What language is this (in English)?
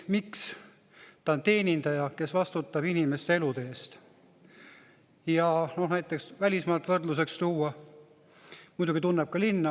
Estonian